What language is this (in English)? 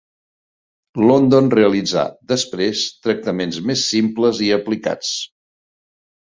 Catalan